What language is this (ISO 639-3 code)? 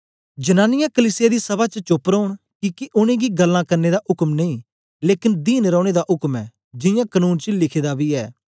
doi